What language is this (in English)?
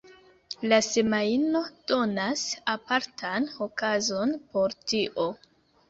Esperanto